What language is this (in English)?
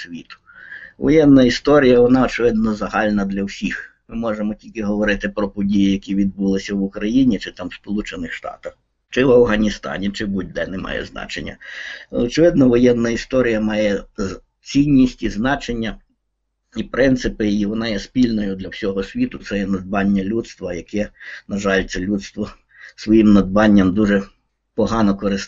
Ukrainian